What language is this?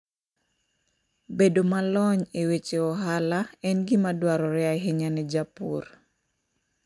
Luo (Kenya and Tanzania)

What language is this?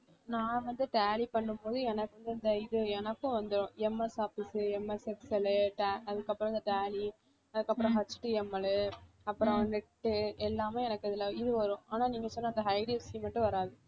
Tamil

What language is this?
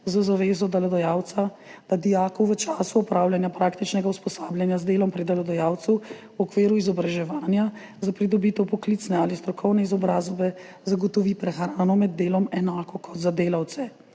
Slovenian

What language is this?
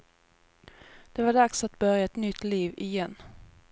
Swedish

